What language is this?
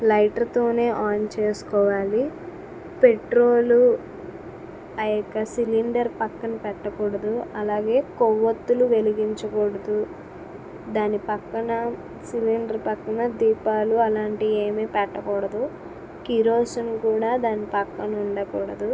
Telugu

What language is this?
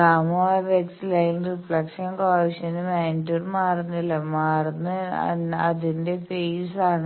Malayalam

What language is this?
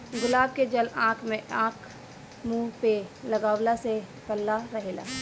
Bhojpuri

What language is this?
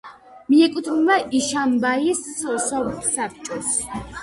Georgian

